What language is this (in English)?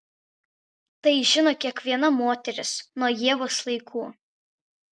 Lithuanian